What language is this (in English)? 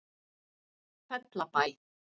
Icelandic